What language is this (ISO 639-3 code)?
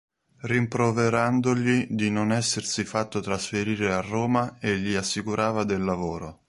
ita